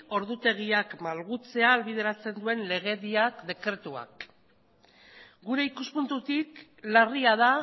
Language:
Basque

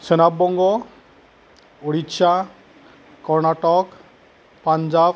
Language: Bodo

